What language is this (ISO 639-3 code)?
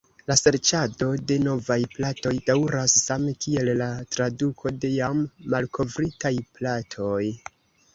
epo